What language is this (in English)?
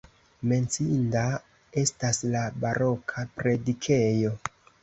Esperanto